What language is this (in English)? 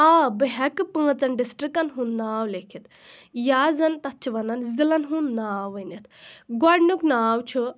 Kashmiri